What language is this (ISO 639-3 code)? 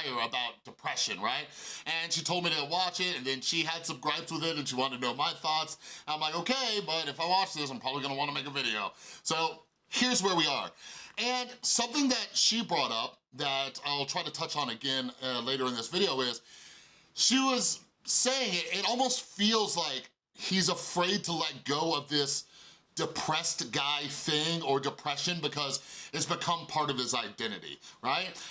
eng